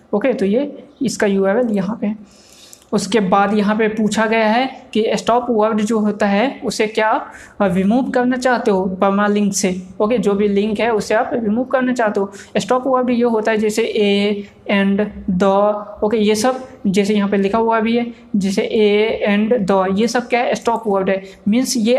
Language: Hindi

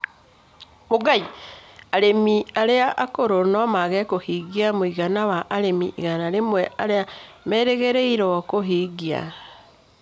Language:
Kikuyu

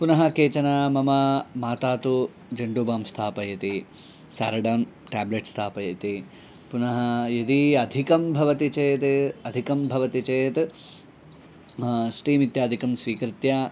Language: Sanskrit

